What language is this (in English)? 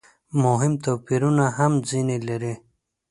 Pashto